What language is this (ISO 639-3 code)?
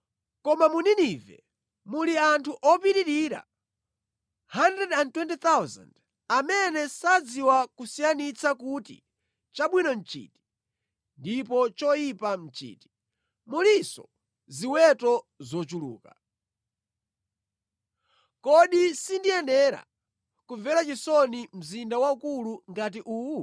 nya